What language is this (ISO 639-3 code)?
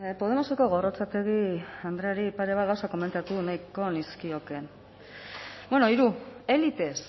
eus